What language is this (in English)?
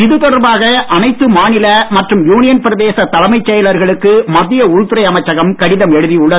Tamil